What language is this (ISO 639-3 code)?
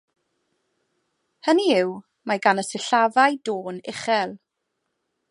cym